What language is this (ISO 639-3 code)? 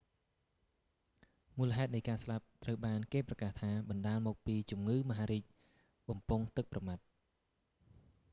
khm